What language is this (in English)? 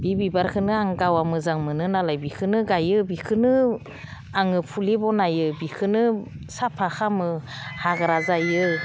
Bodo